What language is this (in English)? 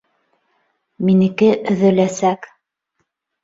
Bashkir